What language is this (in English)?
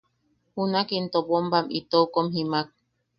Yaqui